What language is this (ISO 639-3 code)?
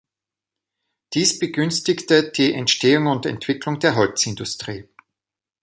deu